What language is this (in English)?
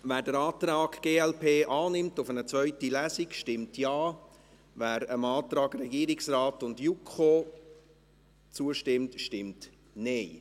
Swiss German